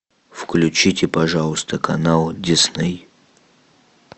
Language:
Russian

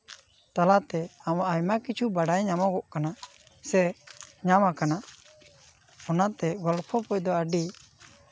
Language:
Santali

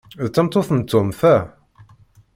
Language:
Kabyle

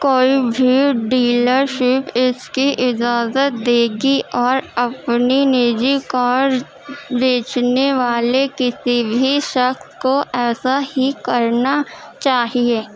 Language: Urdu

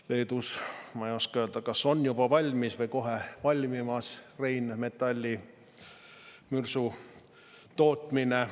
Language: Estonian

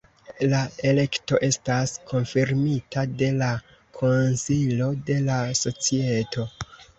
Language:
Esperanto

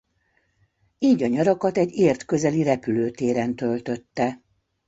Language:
Hungarian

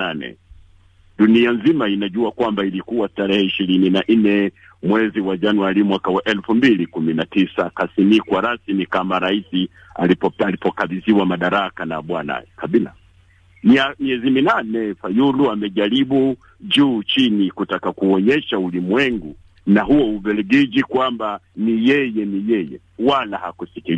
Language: Swahili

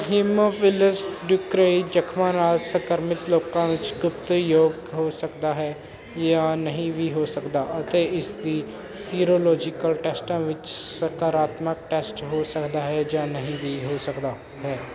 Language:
Punjabi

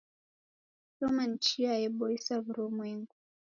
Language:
Taita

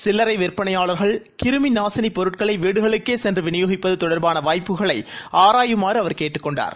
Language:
Tamil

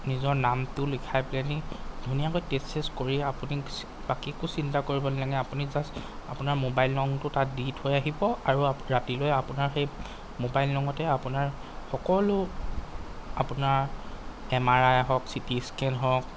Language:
Assamese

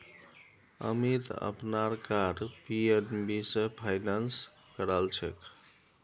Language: Magahi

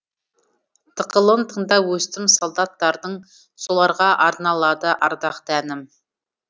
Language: Kazakh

